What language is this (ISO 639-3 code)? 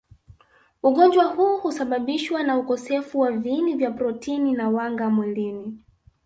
swa